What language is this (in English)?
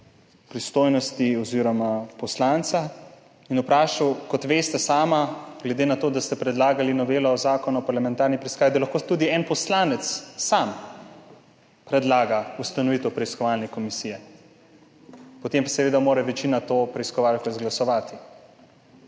Slovenian